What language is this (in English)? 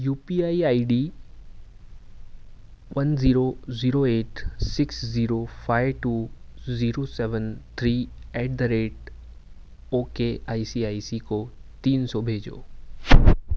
Urdu